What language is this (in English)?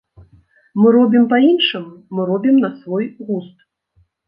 Belarusian